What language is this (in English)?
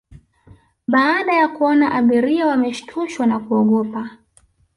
Swahili